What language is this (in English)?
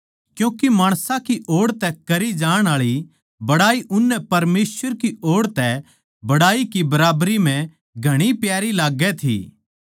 Haryanvi